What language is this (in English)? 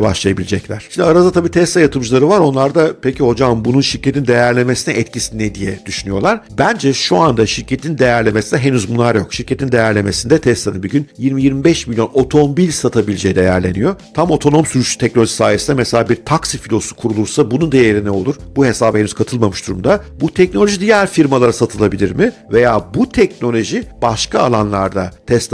Turkish